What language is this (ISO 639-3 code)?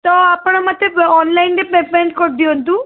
ori